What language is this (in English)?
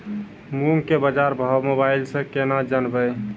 Maithili